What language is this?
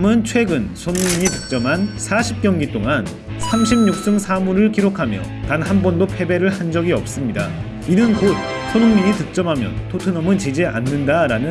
Korean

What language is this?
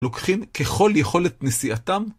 Hebrew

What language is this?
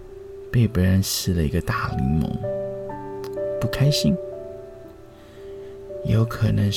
Chinese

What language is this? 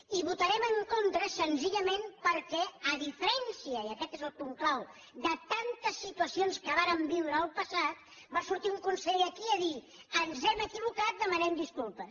Catalan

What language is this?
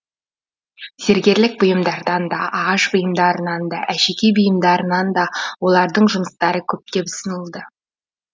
Kazakh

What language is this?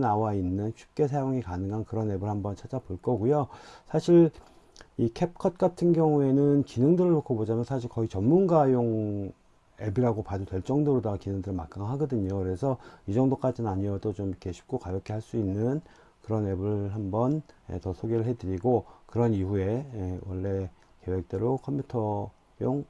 Korean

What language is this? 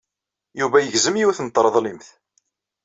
Kabyle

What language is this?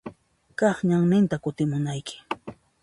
Puno Quechua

